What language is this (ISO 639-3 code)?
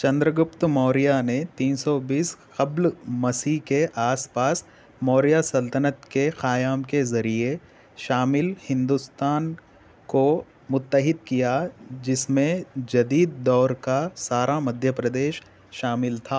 urd